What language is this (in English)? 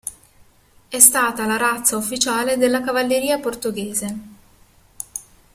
Italian